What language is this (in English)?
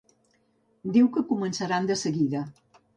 Catalan